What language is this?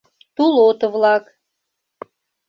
Mari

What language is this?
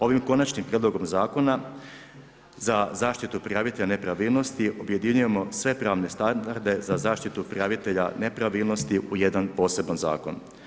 Croatian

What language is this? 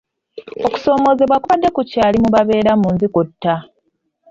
Ganda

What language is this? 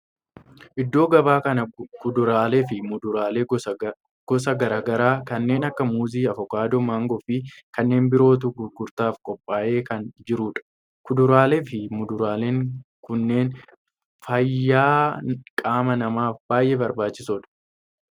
Oromo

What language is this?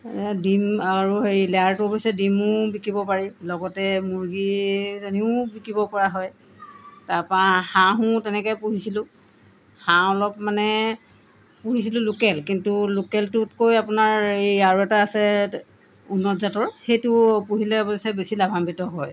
Assamese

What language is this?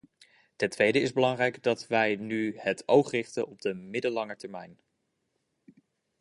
Dutch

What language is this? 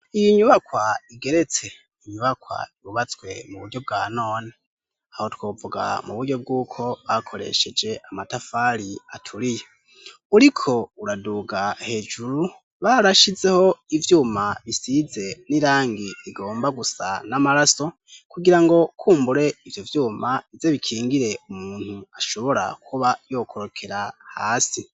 Rundi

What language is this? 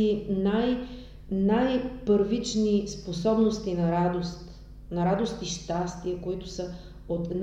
Bulgarian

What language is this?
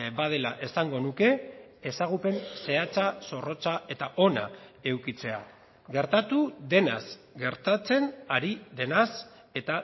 Basque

